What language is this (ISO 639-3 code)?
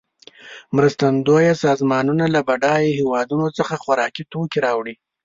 pus